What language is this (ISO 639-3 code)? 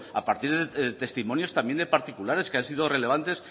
spa